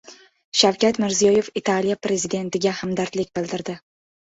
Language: Uzbek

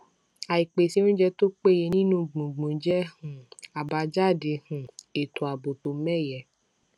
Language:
Yoruba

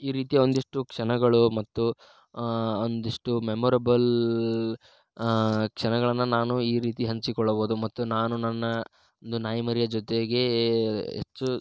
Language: Kannada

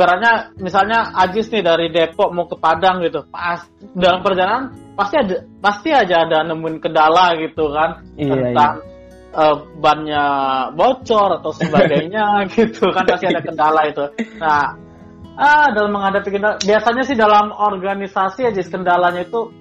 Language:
Indonesian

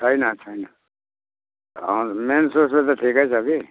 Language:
Nepali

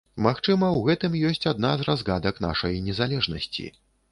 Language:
Belarusian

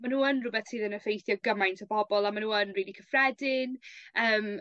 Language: Welsh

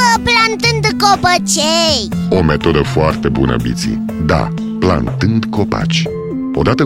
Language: Romanian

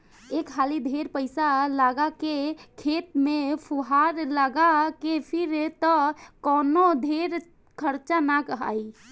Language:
Bhojpuri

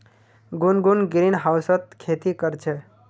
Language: Magahi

